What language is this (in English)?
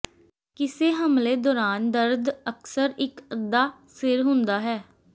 Punjabi